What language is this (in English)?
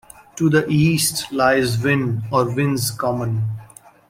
English